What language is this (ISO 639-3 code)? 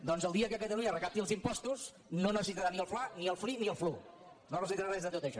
cat